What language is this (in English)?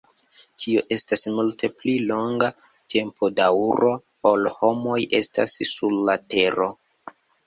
Esperanto